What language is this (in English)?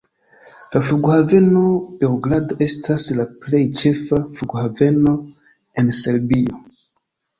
Esperanto